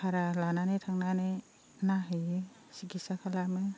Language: Bodo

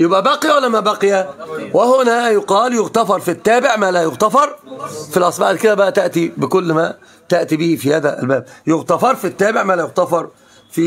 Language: Arabic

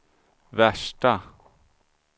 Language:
Swedish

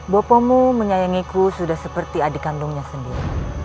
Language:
Indonesian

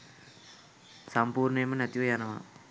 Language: Sinhala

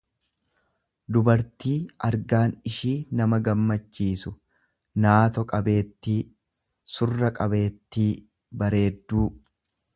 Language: Oromo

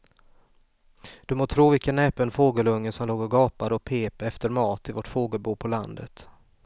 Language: Swedish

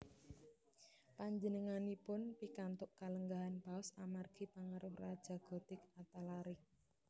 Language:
Javanese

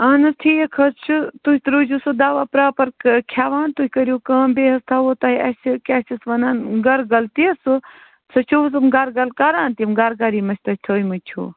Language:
Kashmiri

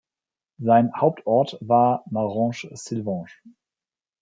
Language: German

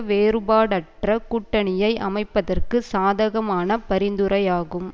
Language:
Tamil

